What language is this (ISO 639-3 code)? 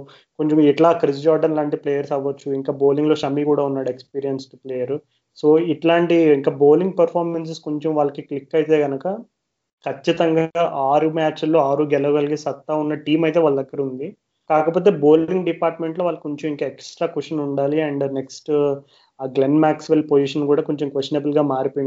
tel